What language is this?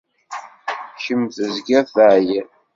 Kabyle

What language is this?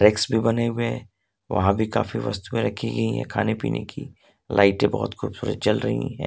Hindi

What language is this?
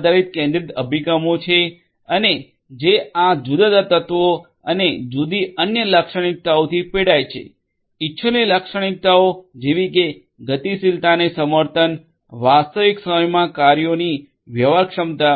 Gujarati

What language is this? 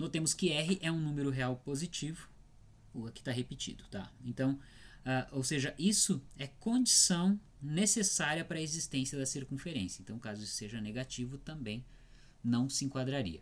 Portuguese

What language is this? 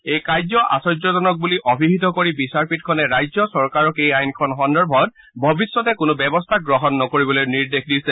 Assamese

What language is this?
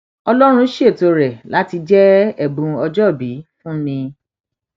Yoruba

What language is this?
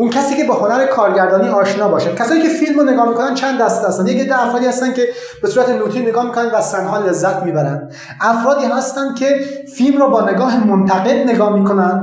Persian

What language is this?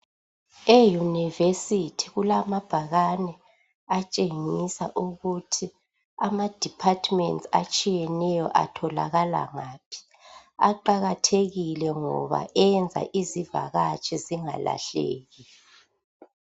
North Ndebele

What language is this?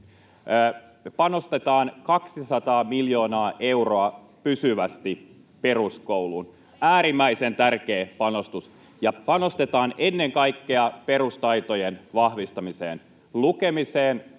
Finnish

